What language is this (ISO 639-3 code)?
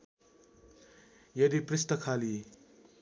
nep